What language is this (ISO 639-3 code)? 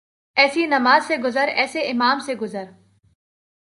urd